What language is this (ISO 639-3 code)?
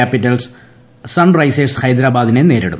mal